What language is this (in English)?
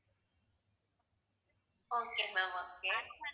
Tamil